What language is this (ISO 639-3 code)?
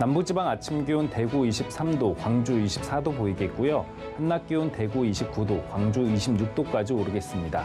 kor